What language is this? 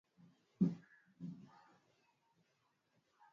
Swahili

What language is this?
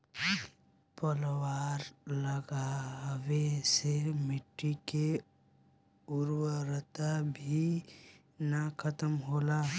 Bhojpuri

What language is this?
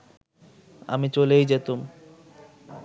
Bangla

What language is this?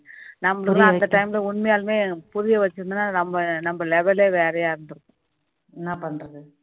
Tamil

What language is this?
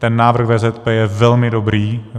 Czech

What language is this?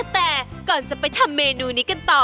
Thai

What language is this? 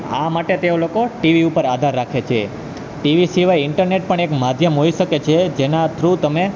Gujarati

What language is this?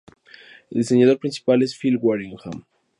Spanish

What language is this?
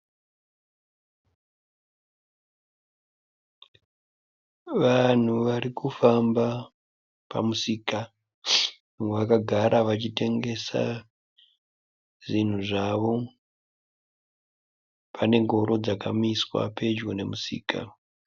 Shona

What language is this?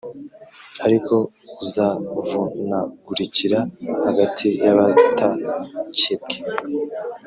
Kinyarwanda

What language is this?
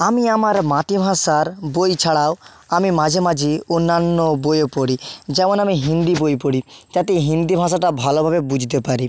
Bangla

